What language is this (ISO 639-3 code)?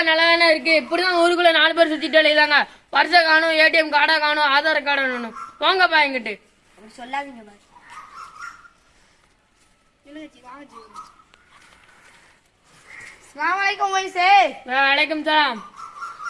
tam